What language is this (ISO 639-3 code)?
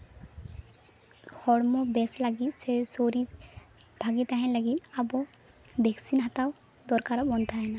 sat